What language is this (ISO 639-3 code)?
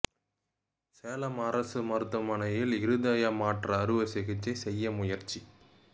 tam